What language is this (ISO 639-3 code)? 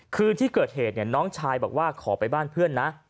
tha